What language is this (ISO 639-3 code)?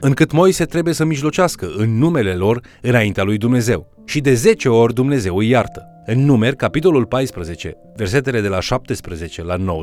ron